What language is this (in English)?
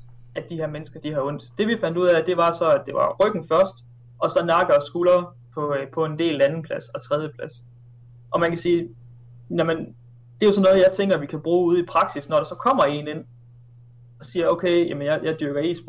Danish